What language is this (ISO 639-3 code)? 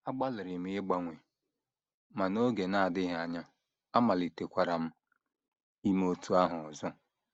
ibo